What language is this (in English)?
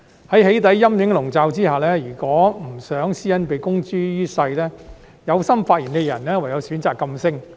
Cantonese